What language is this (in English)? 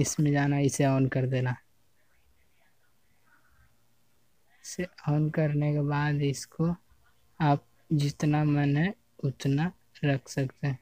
Hindi